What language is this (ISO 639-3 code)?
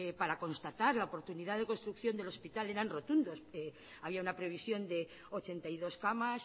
spa